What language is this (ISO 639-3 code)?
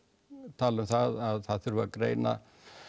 isl